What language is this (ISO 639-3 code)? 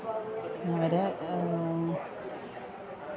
mal